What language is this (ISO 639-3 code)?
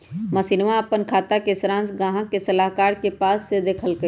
mag